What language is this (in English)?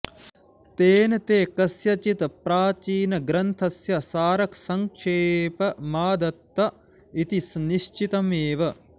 Sanskrit